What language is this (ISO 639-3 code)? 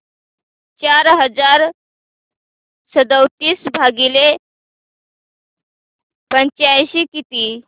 mar